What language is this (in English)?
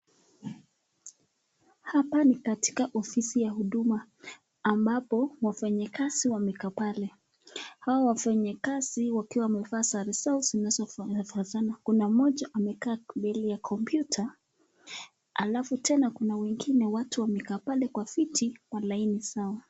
Swahili